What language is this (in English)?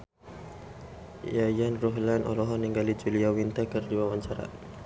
Sundanese